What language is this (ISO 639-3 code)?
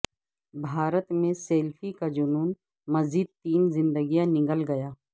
urd